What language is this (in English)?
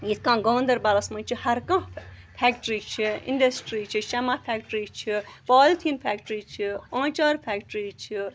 Kashmiri